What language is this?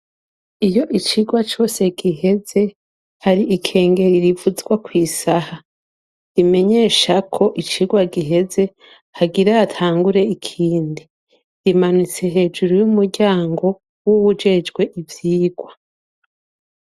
Rundi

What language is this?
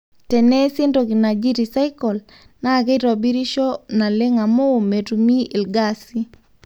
Masai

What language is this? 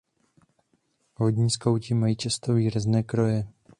Czech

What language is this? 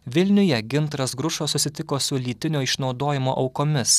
Lithuanian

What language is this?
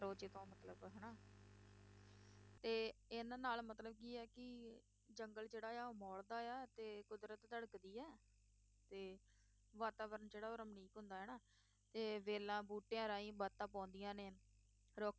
Punjabi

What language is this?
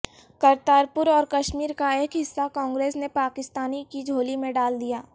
Urdu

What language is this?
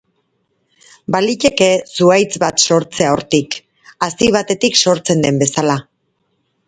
Basque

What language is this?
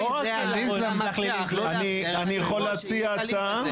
Hebrew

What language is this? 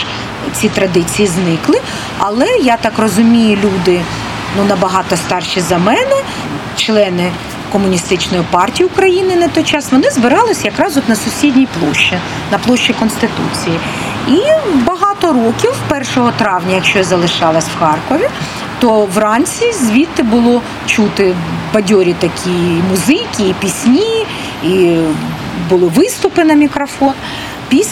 Ukrainian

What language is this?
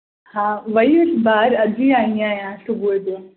Sindhi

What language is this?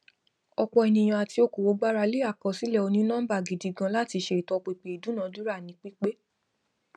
Yoruba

